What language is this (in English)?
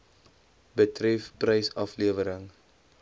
Afrikaans